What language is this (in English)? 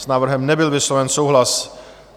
Czech